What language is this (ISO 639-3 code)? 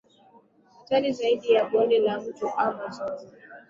swa